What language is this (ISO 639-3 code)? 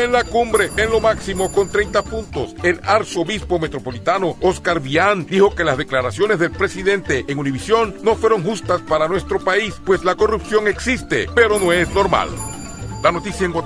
spa